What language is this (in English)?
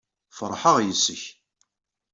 Kabyle